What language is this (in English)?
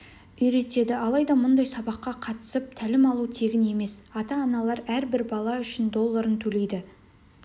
Kazakh